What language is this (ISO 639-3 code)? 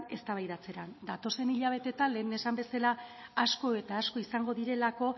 eus